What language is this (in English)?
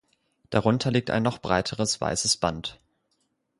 German